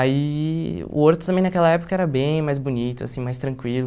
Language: Portuguese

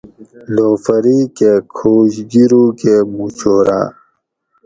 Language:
Gawri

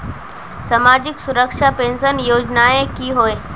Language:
Magahi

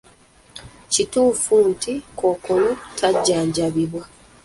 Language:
Ganda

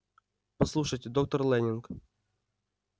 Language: Russian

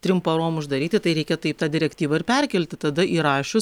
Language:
Lithuanian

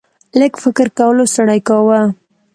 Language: Pashto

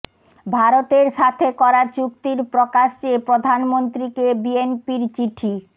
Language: Bangla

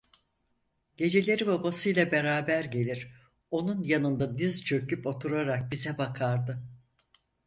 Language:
Turkish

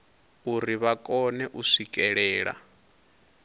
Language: Venda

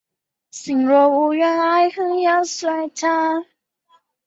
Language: Chinese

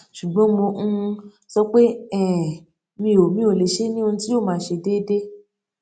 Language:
Yoruba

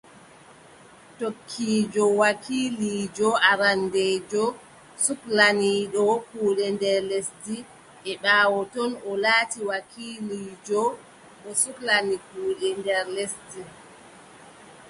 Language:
Adamawa Fulfulde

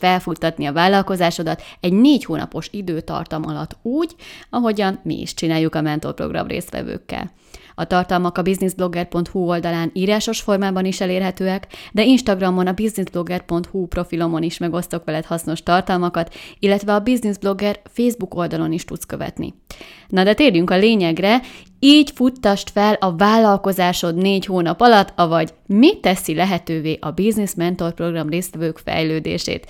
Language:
Hungarian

